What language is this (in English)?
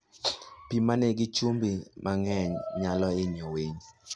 Luo (Kenya and Tanzania)